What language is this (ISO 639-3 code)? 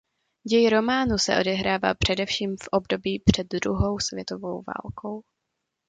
ces